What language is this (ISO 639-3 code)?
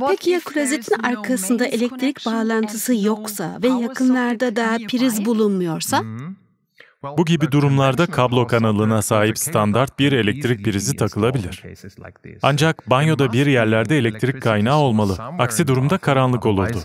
tur